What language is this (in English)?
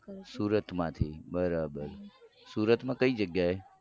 Gujarati